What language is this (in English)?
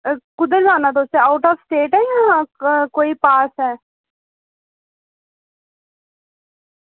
Dogri